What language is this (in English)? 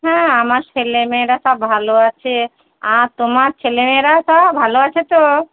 Bangla